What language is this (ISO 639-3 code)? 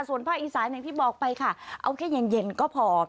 tha